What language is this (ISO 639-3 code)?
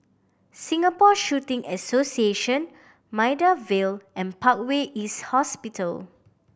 eng